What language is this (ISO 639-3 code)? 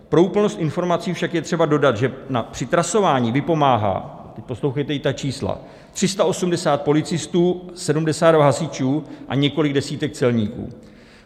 ces